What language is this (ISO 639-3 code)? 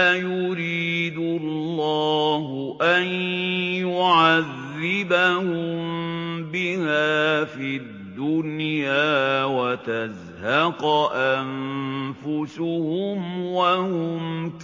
ara